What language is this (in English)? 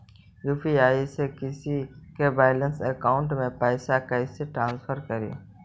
Magahi